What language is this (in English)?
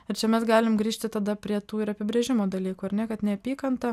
Lithuanian